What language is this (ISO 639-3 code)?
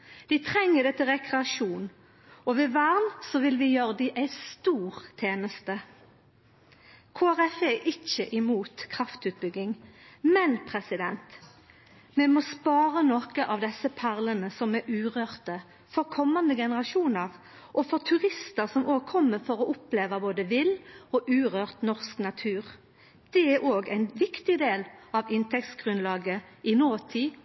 nno